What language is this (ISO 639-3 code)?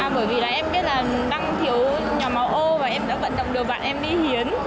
vie